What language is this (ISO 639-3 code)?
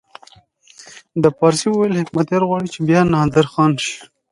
pus